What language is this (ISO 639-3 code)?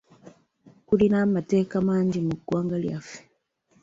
lug